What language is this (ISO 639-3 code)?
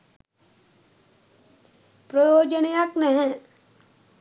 sin